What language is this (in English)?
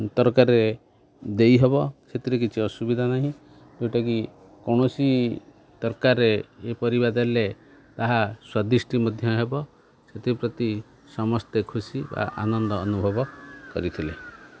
Odia